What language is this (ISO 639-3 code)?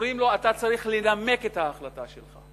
heb